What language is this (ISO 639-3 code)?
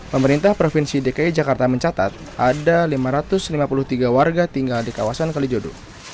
ind